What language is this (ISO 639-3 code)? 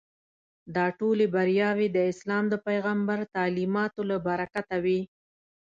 pus